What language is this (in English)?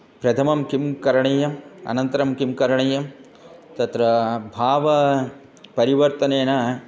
Sanskrit